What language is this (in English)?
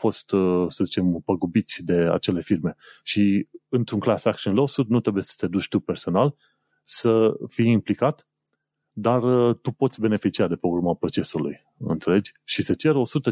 Romanian